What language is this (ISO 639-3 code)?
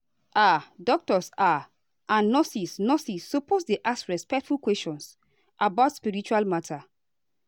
pcm